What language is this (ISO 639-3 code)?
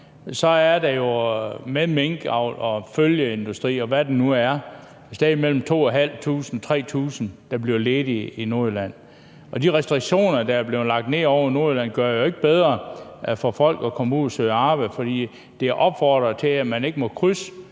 dan